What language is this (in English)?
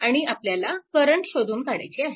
Marathi